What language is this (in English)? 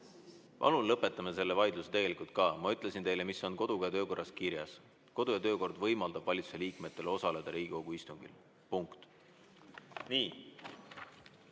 Estonian